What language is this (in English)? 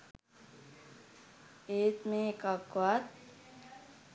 Sinhala